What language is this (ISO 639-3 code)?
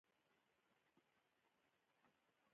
pus